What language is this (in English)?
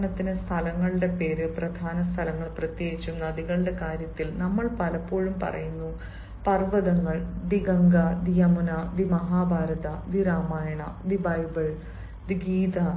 Malayalam